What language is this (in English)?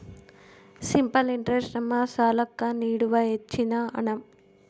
Kannada